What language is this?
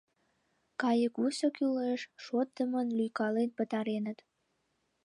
Mari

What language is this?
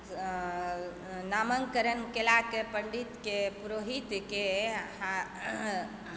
Maithili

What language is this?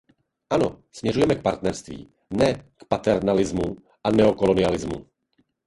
Czech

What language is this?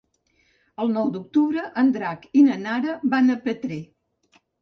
Catalan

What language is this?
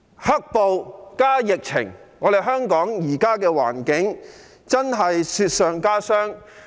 Cantonese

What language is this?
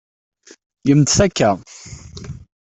Kabyle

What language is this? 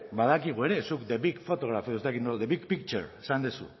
Basque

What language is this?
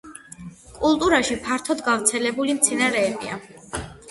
Georgian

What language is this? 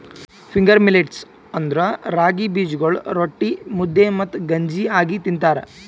Kannada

